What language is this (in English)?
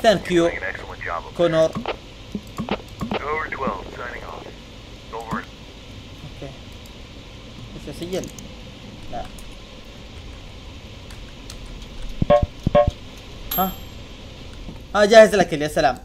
Arabic